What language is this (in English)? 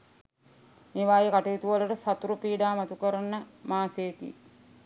Sinhala